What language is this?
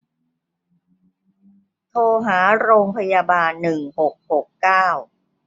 Thai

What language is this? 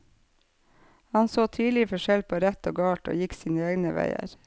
Norwegian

